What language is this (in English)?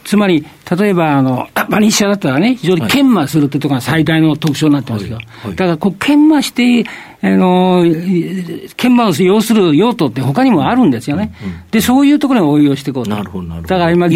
Japanese